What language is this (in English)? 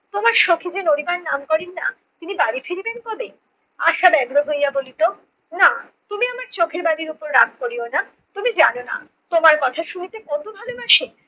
Bangla